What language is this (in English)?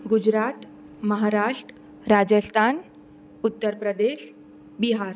Gujarati